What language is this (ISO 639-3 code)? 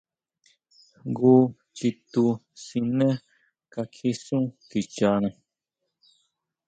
mau